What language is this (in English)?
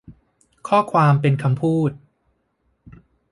Thai